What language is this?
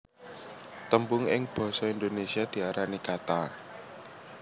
Javanese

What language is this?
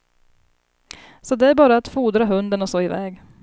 Swedish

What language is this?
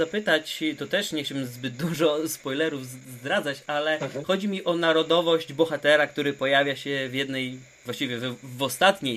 Polish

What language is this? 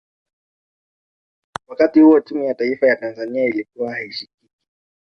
Swahili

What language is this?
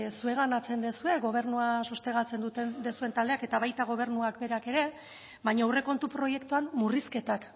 Basque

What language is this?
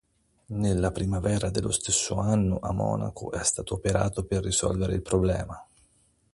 Italian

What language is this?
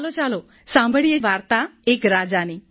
Gujarati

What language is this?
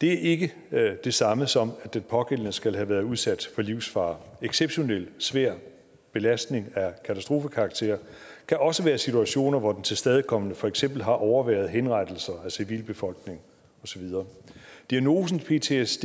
Danish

